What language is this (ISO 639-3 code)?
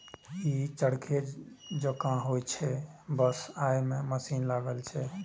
mai